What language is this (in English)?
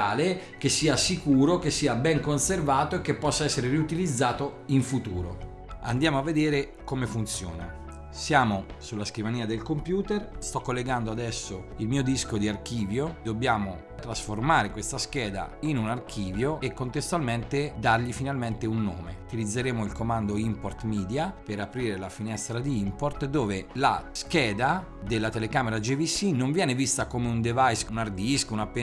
Italian